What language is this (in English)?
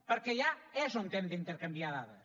Catalan